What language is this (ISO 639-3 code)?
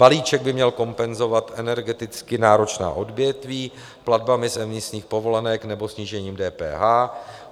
ces